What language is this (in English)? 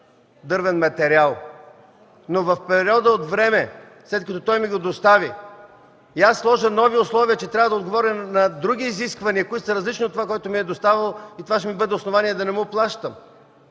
Bulgarian